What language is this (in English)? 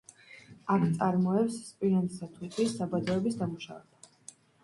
Georgian